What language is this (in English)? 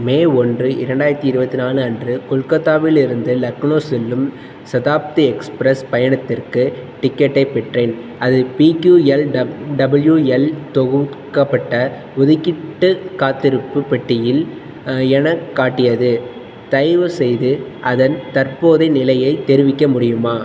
Tamil